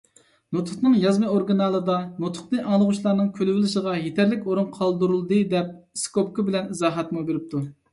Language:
Uyghur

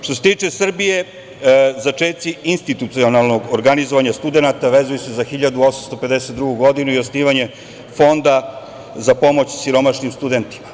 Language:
Serbian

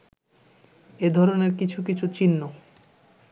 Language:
Bangla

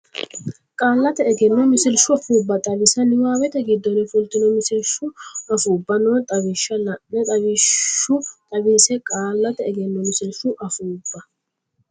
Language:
Sidamo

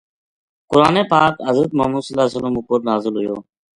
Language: Gujari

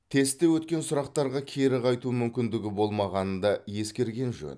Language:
Kazakh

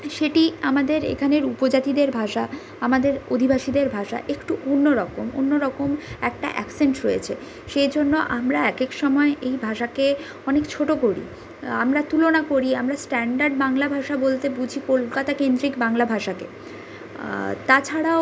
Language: Bangla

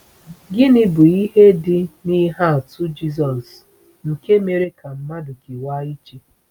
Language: Igbo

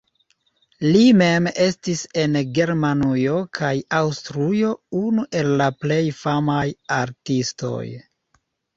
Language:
Esperanto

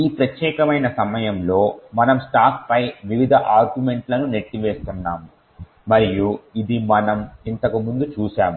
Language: Telugu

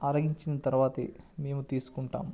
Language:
Telugu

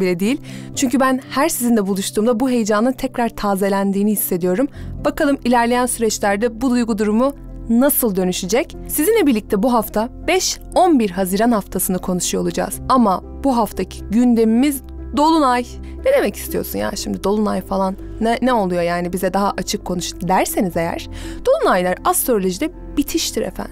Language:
Turkish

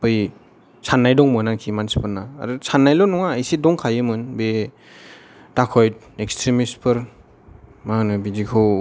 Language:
Bodo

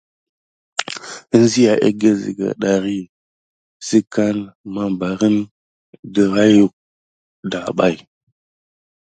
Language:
Gidar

